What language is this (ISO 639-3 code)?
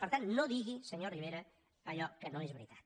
cat